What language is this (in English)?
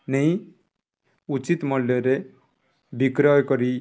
Odia